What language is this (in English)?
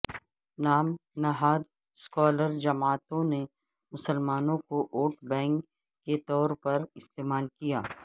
Urdu